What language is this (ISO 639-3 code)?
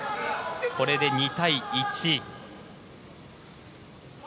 jpn